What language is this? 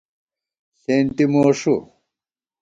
Gawar-Bati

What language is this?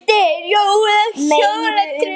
Icelandic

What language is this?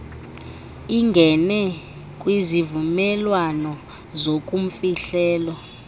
Xhosa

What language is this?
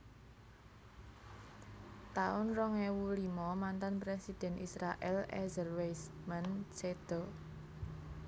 Javanese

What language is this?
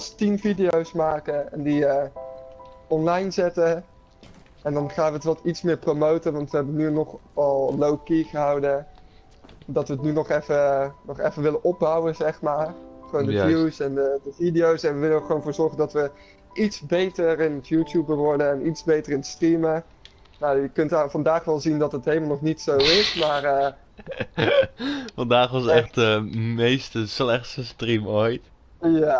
Dutch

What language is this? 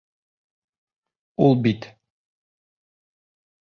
Bashkir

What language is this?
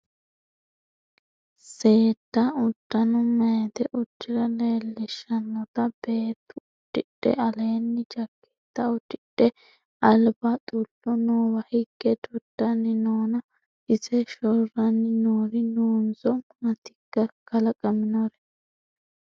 Sidamo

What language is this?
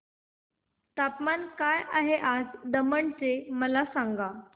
Marathi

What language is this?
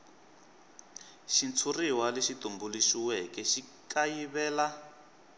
Tsonga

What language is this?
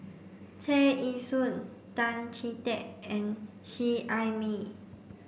English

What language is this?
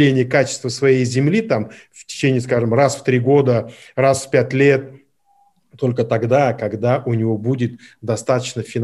Russian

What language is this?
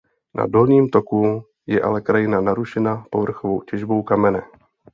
Czech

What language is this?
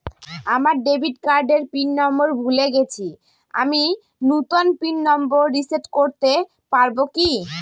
Bangla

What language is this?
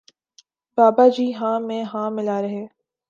Urdu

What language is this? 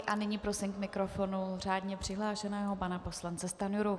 Czech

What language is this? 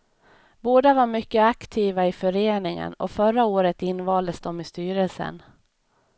Swedish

